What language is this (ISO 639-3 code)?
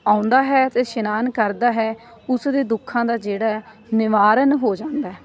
pan